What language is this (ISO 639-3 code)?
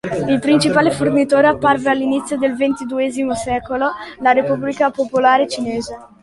ita